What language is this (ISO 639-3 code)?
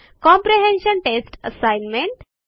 mar